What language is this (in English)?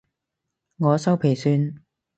Cantonese